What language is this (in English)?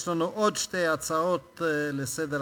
Hebrew